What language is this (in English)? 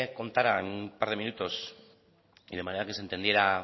Spanish